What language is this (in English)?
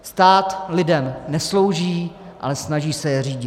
Czech